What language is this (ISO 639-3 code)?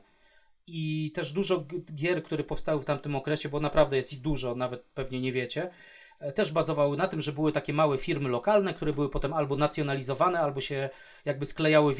pol